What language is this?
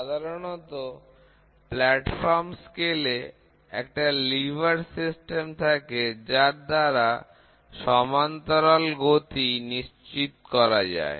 Bangla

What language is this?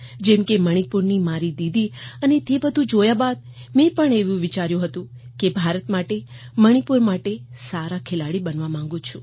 Gujarati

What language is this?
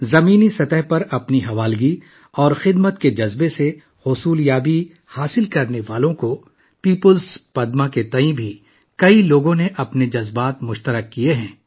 Urdu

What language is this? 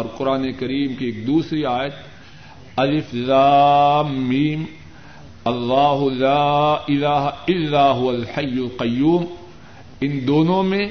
Urdu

